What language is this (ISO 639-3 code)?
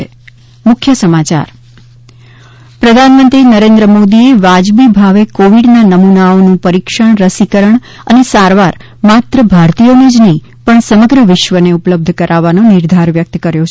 guj